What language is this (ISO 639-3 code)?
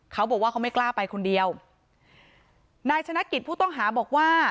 tha